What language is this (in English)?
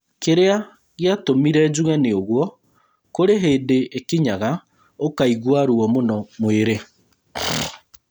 Kikuyu